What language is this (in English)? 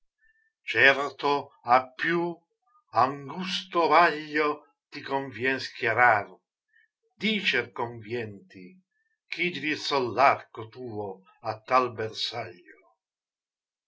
Italian